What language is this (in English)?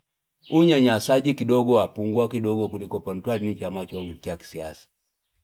Fipa